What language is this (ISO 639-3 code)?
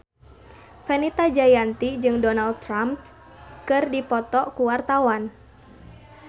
sun